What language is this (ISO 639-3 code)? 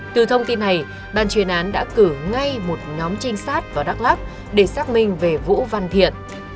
vie